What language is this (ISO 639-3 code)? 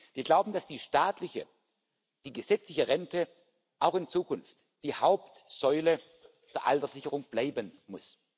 deu